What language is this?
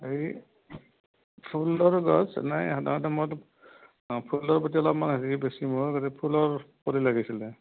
Assamese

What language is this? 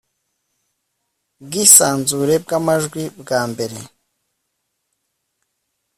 Kinyarwanda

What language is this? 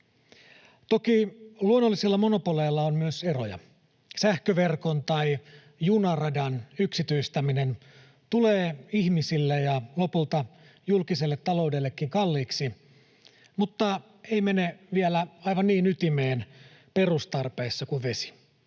Finnish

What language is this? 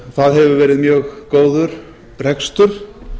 Icelandic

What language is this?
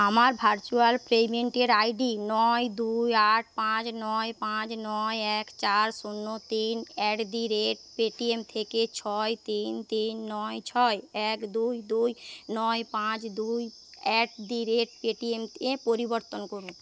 Bangla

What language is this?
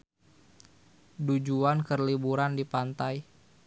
Sundanese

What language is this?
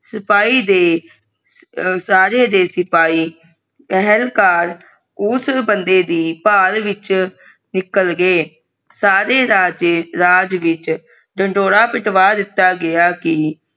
Punjabi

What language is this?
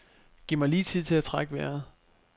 Danish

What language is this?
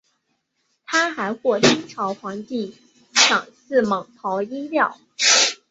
Chinese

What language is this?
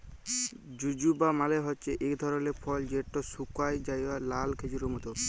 Bangla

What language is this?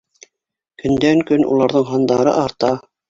Bashkir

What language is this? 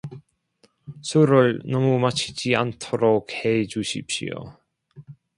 Korean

